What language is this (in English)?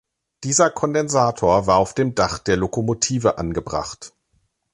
German